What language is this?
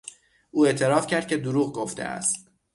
Persian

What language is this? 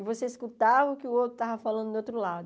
Portuguese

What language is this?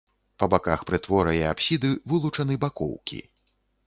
Belarusian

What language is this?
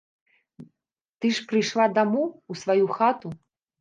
Belarusian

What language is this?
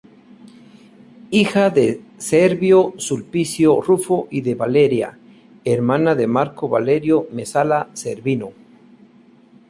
Spanish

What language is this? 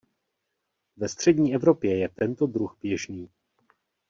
Czech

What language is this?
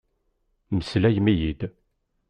Kabyle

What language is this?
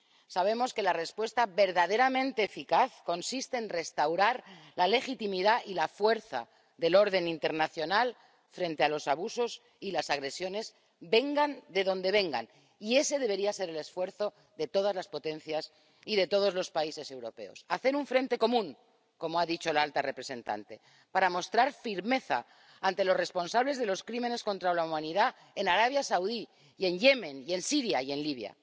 Spanish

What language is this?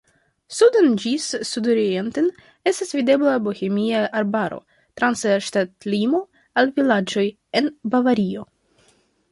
Esperanto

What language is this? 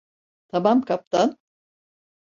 Turkish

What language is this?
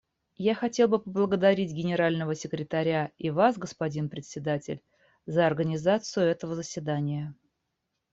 Russian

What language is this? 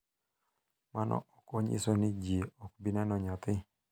Luo (Kenya and Tanzania)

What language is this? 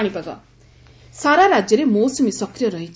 Odia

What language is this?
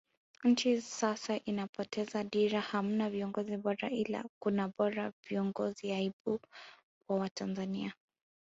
Swahili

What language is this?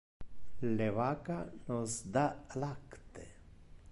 Interlingua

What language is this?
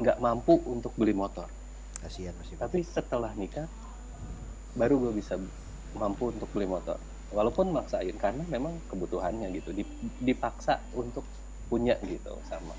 Indonesian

